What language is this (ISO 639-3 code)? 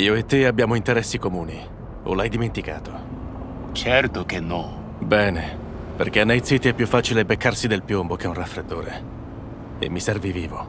ita